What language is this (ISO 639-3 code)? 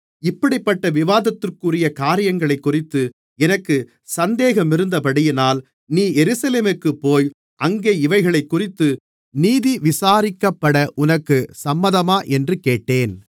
tam